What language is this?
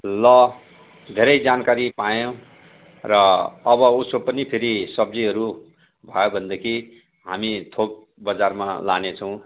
Nepali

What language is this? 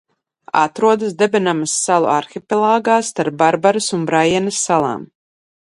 Latvian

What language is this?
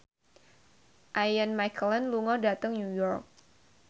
Javanese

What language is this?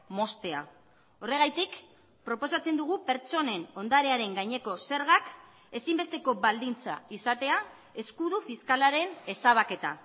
Basque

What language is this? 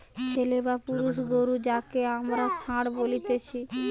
Bangla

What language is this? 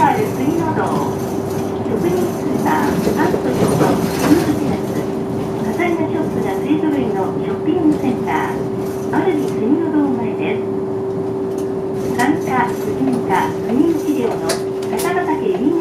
Japanese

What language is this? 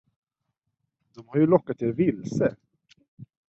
Swedish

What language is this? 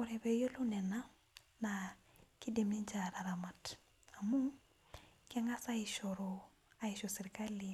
Masai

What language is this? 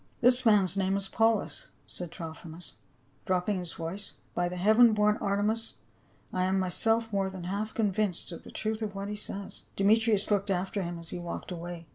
English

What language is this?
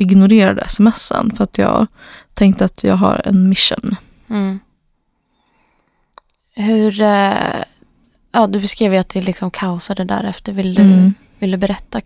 Swedish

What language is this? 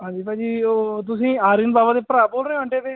Punjabi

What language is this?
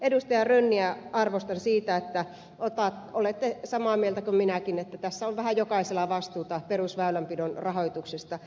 Finnish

